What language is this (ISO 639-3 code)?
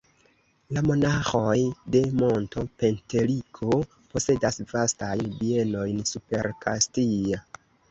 epo